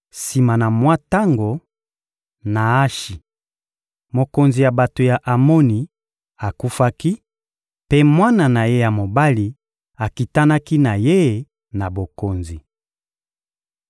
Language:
Lingala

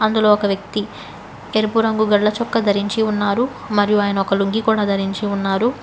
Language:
Telugu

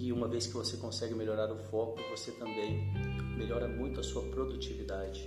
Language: Portuguese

